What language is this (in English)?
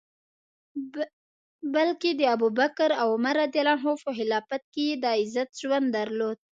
Pashto